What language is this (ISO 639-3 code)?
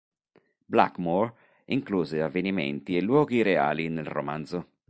ita